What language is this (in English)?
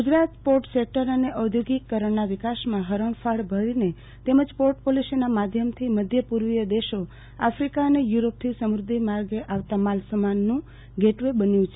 Gujarati